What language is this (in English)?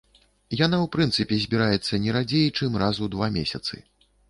Belarusian